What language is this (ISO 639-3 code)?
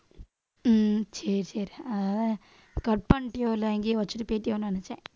tam